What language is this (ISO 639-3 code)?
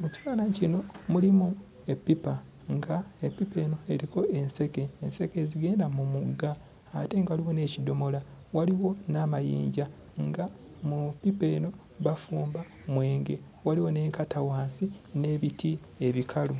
lug